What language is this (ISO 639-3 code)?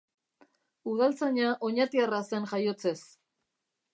eus